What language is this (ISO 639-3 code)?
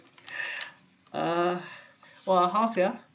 eng